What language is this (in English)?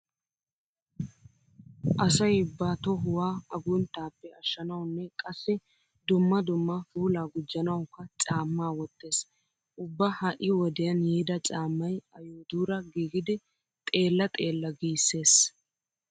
Wolaytta